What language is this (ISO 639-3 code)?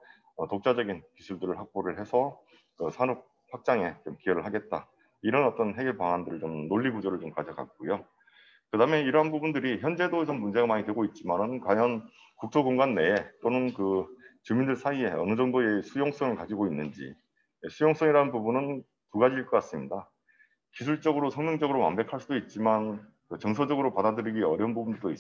kor